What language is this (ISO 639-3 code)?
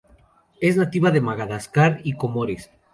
spa